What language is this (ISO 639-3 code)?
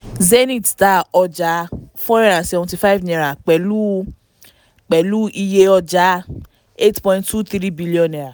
yor